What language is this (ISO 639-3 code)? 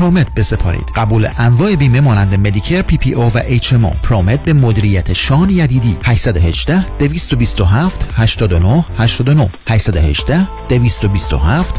fas